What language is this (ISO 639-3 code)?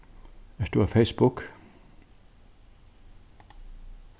fao